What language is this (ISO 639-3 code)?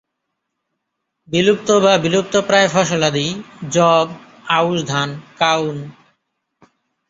ben